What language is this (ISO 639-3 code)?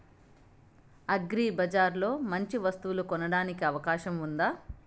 tel